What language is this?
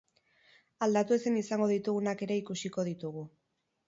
Basque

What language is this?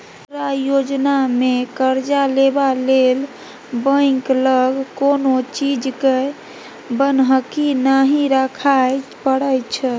Maithili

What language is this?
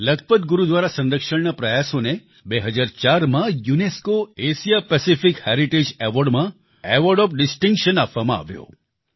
Gujarati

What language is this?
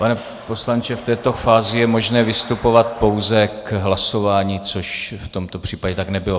Czech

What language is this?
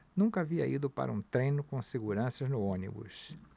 Portuguese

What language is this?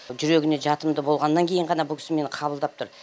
Kazakh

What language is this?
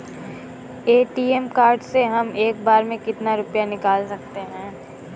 Hindi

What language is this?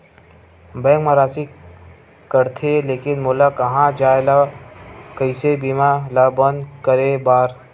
Chhattisgarhi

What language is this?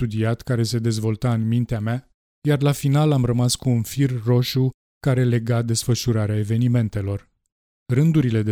Romanian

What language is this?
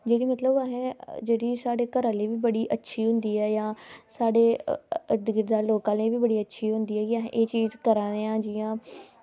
Dogri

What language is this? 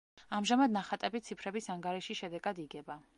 Georgian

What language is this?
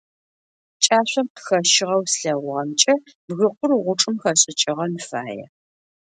Adyghe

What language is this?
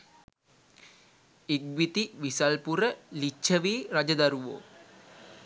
Sinhala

